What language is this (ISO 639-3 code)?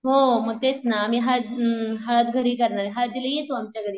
mar